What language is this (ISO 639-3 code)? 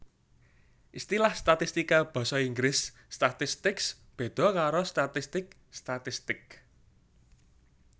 jav